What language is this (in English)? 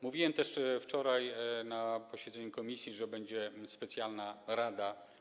Polish